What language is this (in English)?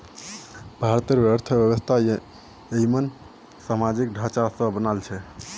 Magahi